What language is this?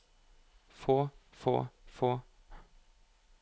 Norwegian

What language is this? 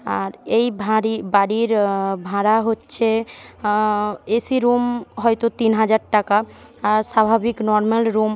Bangla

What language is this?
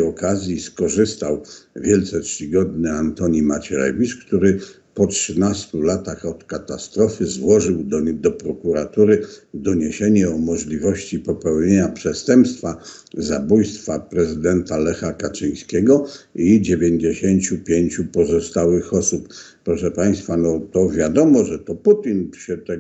Polish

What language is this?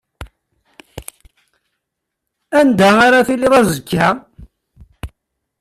Kabyle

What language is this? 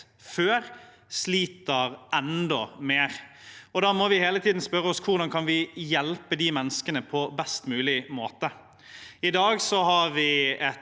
Norwegian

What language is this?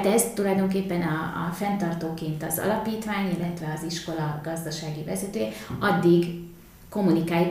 Hungarian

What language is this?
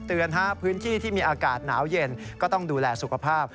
Thai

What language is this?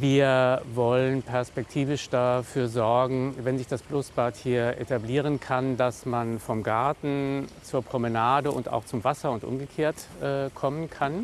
German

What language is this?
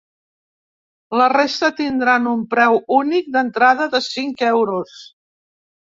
Catalan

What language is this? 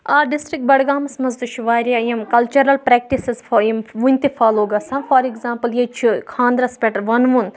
Kashmiri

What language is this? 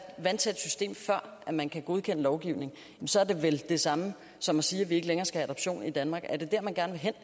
Danish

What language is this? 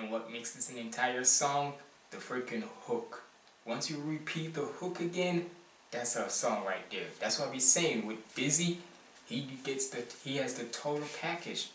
English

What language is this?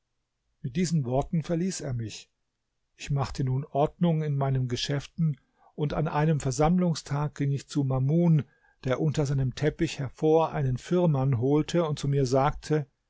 German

